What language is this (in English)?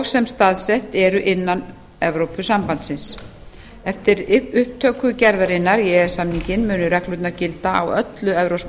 Icelandic